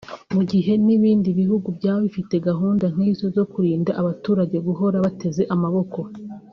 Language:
Kinyarwanda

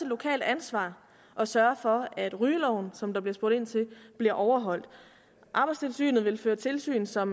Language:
Danish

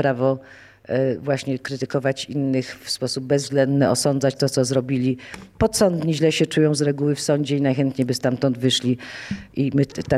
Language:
Polish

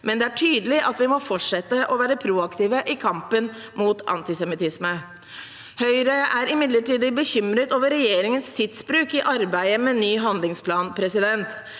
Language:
Norwegian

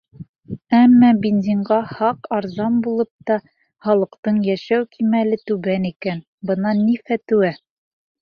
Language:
Bashkir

